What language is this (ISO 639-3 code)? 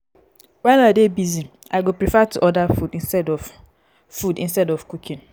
pcm